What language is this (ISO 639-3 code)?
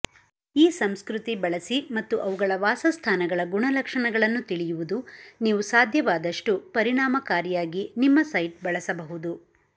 kan